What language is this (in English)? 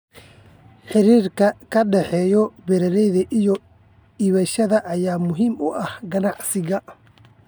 Somali